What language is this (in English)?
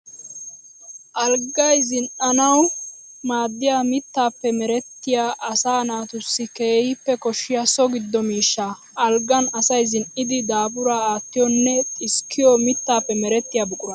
Wolaytta